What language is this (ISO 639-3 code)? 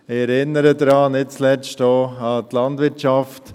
gsw